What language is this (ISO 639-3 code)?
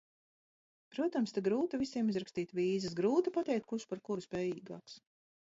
lav